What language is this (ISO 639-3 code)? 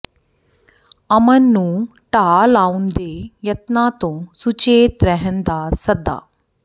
pan